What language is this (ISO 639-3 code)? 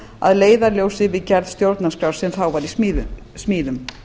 isl